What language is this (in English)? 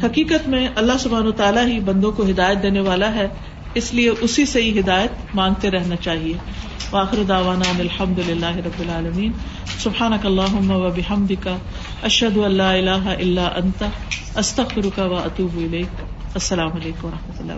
Urdu